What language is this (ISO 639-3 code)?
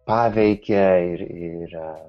lit